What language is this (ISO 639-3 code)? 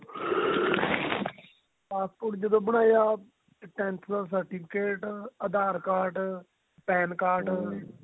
pan